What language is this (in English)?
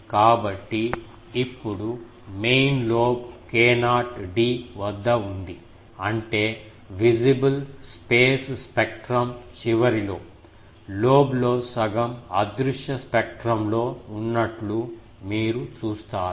Telugu